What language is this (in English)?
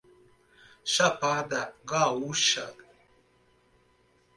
Portuguese